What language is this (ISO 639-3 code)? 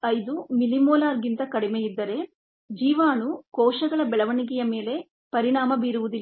kan